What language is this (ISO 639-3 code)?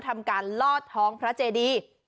tha